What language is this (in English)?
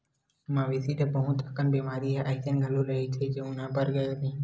Chhattisgarhi